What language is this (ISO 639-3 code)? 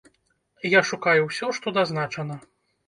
bel